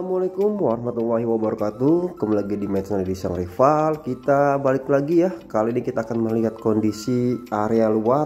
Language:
Indonesian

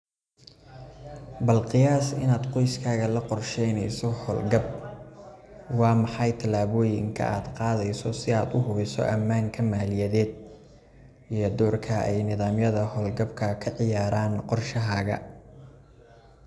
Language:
Somali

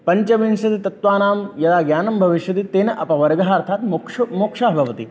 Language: Sanskrit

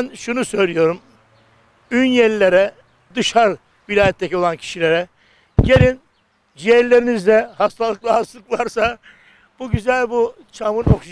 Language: Turkish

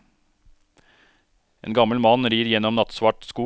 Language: Norwegian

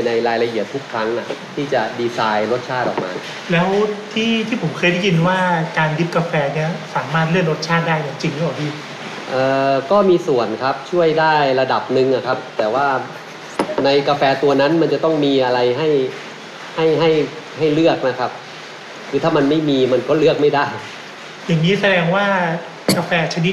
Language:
Thai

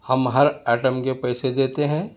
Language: Urdu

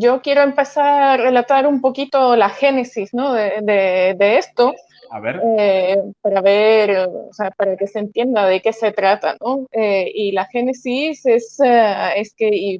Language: Spanish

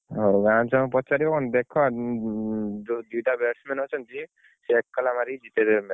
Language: Odia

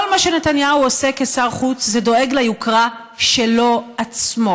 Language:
Hebrew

